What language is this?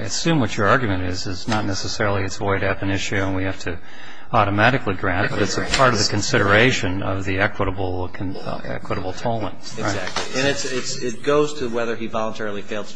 English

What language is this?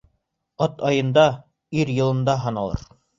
Bashkir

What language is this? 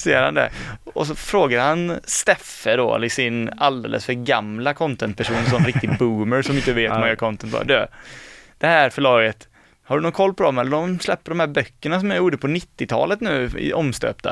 Swedish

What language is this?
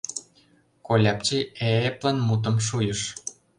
Mari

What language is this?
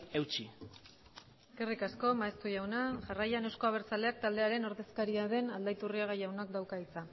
Basque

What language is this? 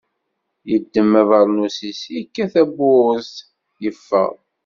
Kabyle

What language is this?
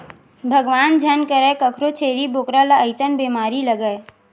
Chhattisgarhi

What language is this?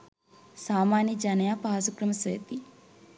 Sinhala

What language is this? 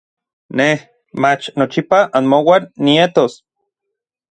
Orizaba Nahuatl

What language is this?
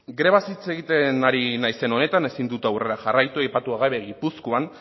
Basque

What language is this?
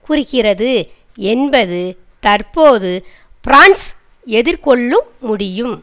Tamil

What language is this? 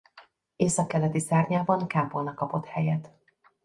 Hungarian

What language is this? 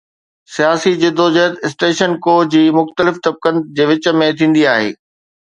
Sindhi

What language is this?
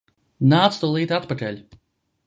Latvian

